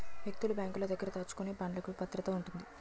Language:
Telugu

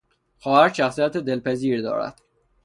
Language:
Persian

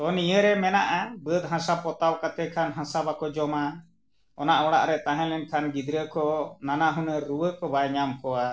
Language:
Santali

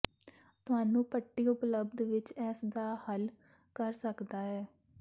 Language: Punjabi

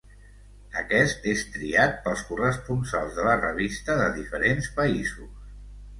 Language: Catalan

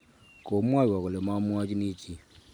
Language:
Kalenjin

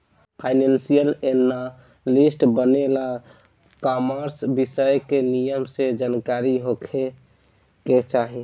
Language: Bhojpuri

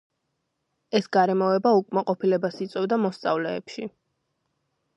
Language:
Georgian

